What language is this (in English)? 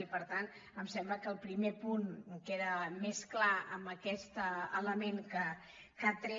Catalan